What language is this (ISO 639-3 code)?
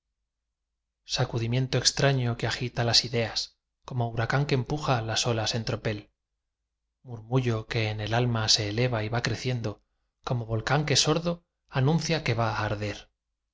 spa